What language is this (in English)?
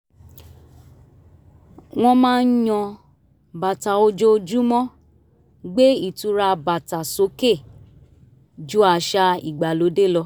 Yoruba